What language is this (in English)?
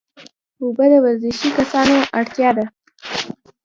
Pashto